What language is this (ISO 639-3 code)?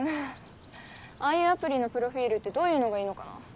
jpn